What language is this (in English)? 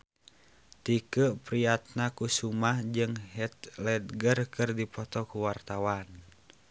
Sundanese